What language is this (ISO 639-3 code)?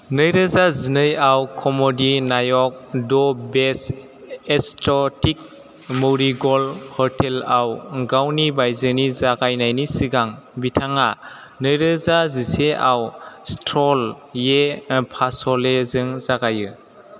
brx